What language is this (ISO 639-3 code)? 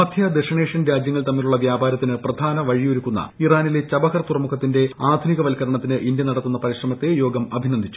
mal